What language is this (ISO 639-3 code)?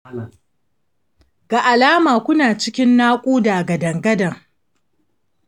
hau